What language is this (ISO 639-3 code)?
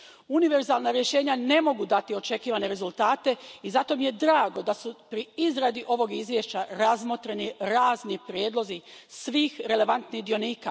hrv